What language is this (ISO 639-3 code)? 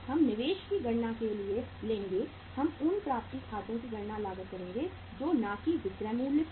hin